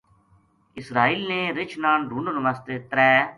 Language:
Gujari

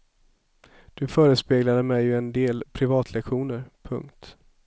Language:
Swedish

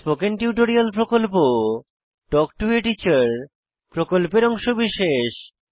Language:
Bangla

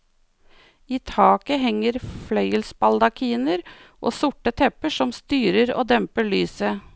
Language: Norwegian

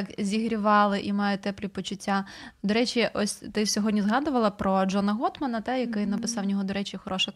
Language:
Ukrainian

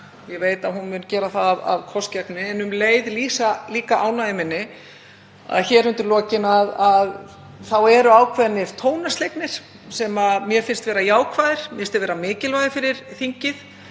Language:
Icelandic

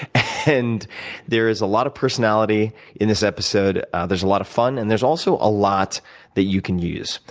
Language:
English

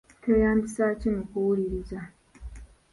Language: Ganda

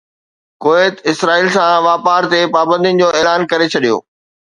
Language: Sindhi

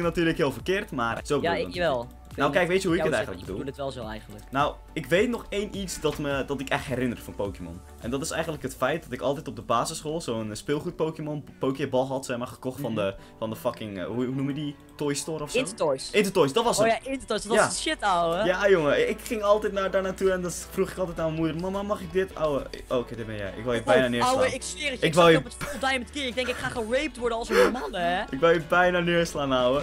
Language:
Dutch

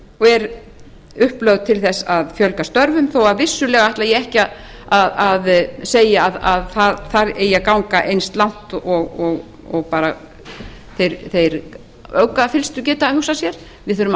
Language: Icelandic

